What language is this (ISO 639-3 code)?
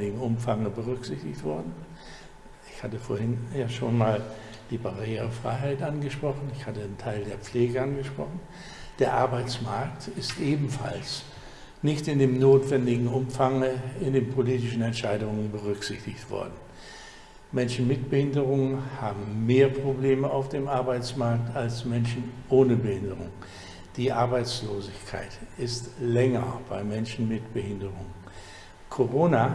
deu